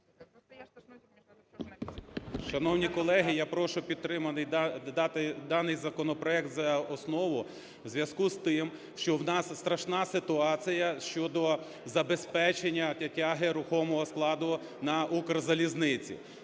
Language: Ukrainian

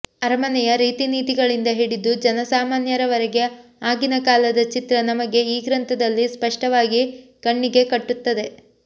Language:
Kannada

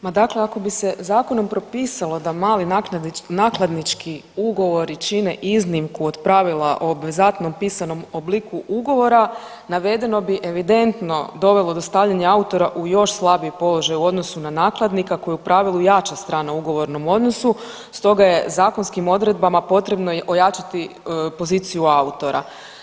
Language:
Croatian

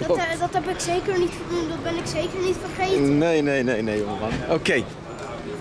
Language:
Dutch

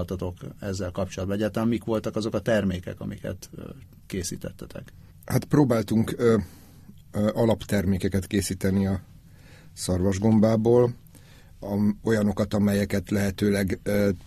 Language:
Hungarian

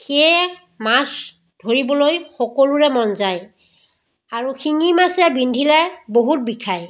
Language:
Assamese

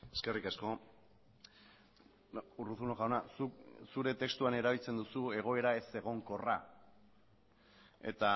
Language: Basque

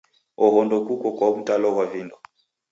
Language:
Taita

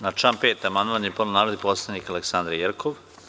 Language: Serbian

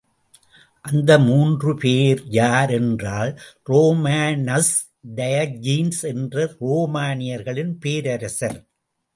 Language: Tamil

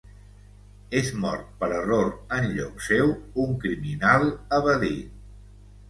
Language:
Catalan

